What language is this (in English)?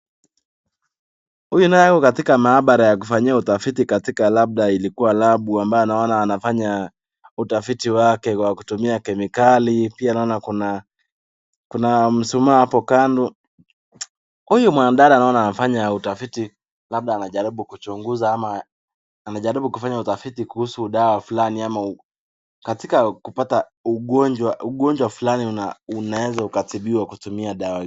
Swahili